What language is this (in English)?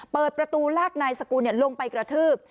Thai